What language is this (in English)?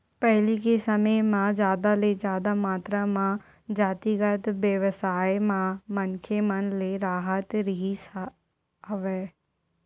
Chhattisgarhi